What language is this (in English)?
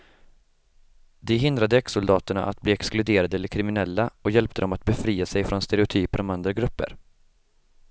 Swedish